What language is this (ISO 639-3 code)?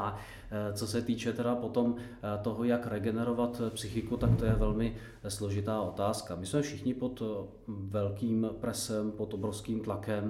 ces